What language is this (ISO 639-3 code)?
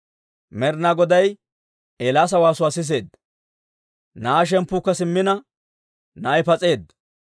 dwr